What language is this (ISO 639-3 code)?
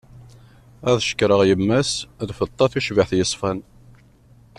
kab